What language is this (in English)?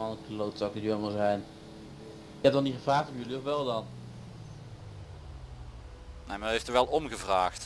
Dutch